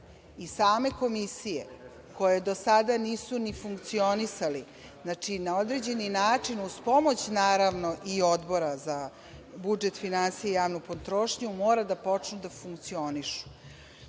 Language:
Serbian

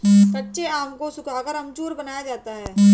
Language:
Hindi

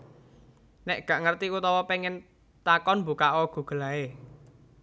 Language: Javanese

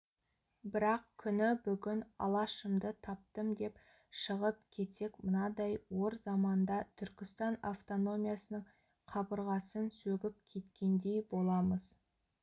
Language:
Kazakh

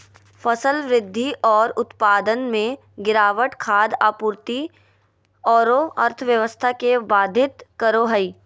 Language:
Magahi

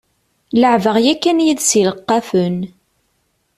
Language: Kabyle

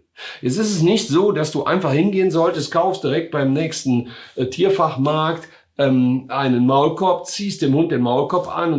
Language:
German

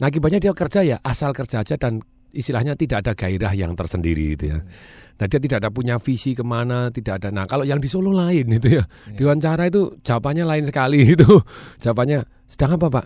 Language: Indonesian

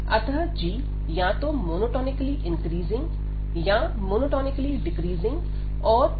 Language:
Hindi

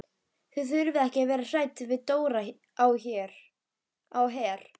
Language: Icelandic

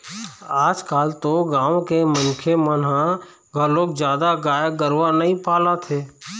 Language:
Chhattisgarhi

